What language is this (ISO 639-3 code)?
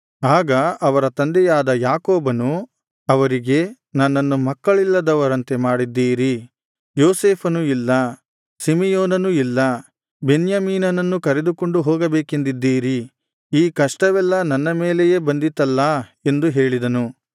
kan